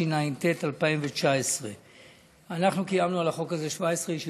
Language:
Hebrew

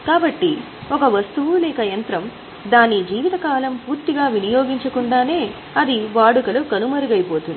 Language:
Telugu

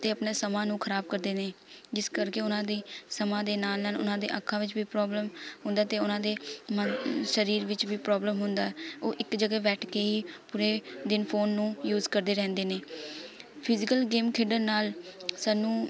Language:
Punjabi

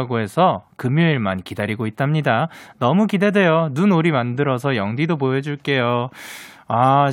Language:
Korean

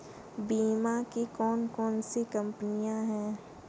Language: Hindi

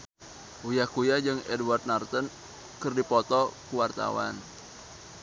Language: Sundanese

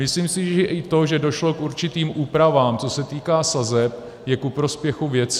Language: Czech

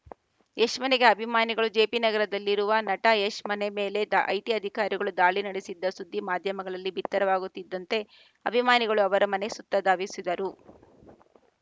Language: Kannada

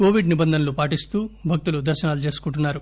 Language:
Telugu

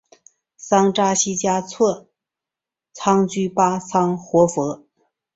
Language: Chinese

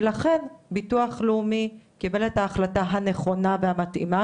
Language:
Hebrew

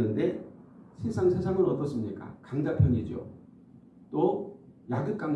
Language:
Korean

